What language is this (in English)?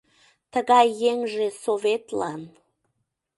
Mari